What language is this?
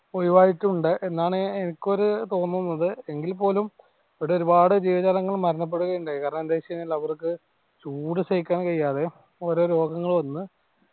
Malayalam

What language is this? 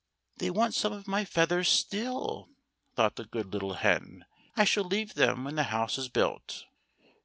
English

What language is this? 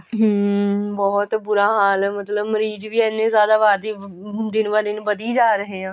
Punjabi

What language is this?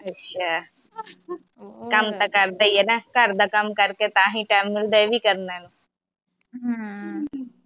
Punjabi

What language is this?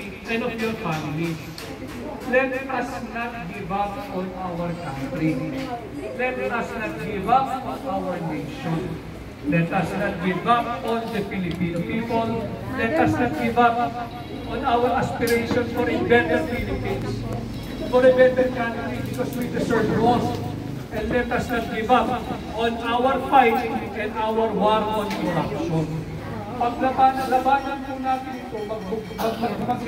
Filipino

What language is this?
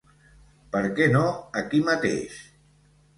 Catalan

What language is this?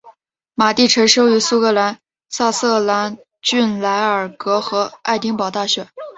Chinese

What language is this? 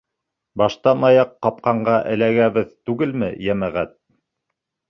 Bashkir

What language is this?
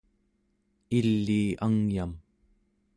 Central Yupik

